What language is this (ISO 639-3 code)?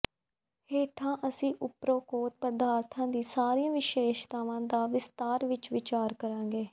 pan